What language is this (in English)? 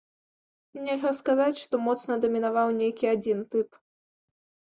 Belarusian